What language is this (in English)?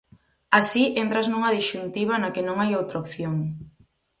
Galician